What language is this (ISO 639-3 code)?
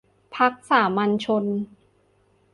tha